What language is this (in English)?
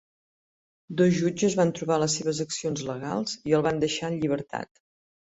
Catalan